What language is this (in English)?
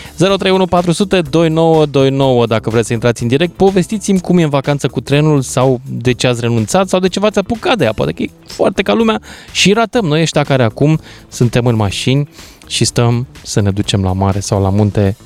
Romanian